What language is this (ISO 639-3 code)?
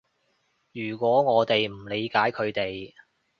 yue